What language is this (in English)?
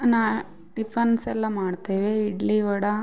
Kannada